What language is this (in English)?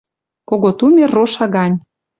Western Mari